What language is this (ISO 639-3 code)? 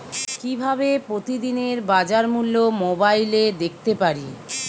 ben